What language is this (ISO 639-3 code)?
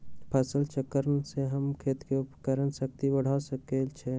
mag